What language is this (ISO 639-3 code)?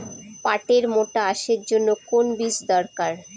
ben